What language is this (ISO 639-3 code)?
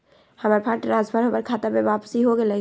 mag